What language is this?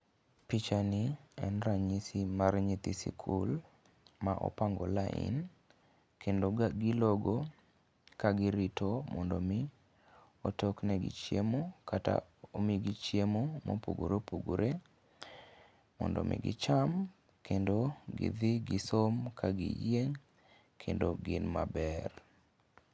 Luo (Kenya and Tanzania)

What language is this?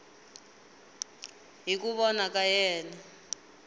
Tsonga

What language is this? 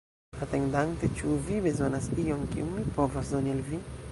Esperanto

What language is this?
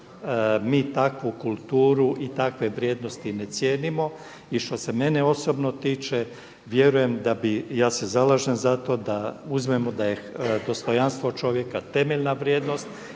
Croatian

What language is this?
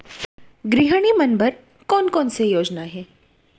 Chhattisgarhi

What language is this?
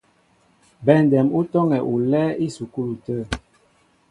Mbo (Cameroon)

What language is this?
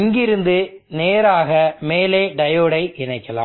Tamil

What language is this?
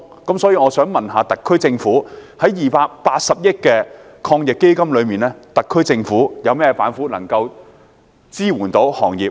Cantonese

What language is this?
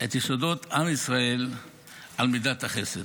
Hebrew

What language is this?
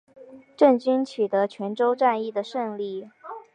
Chinese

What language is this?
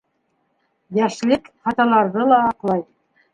Bashkir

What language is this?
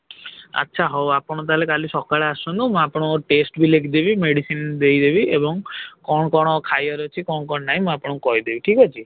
Odia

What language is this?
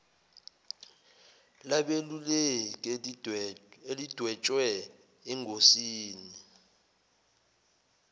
Zulu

